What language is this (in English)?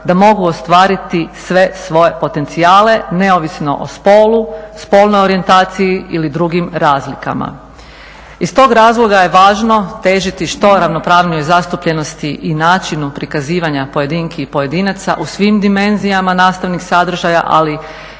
Croatian